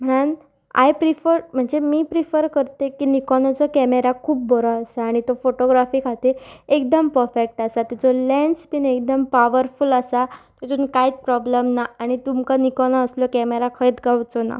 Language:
Konkani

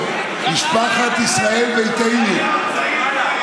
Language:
Hebrew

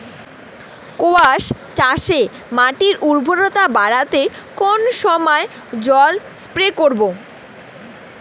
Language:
Bangla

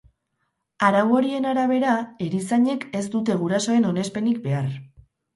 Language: Basque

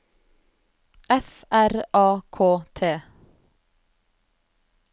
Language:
Norwegian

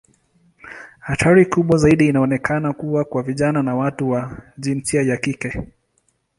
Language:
Swahili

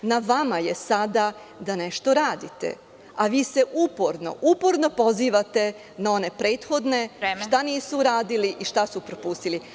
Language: Serbian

